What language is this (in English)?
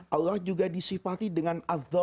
Indonesian